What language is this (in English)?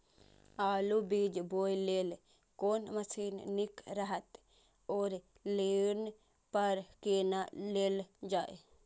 Maithili